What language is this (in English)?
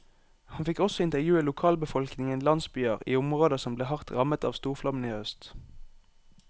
Norwegian